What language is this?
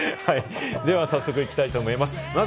Japanese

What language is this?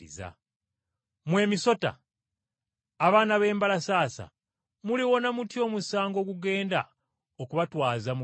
Ganda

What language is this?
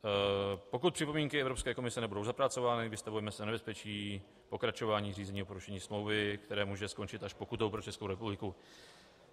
Czech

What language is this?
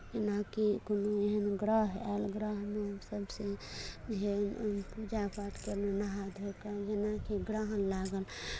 Maithili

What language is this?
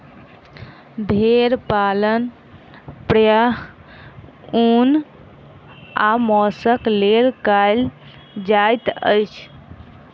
Maithili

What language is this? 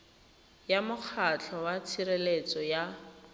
Tswana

